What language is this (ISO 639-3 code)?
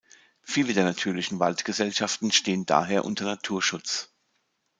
deu